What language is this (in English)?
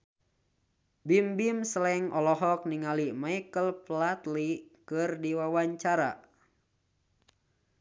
Sundanese